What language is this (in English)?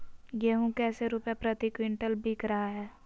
Magahi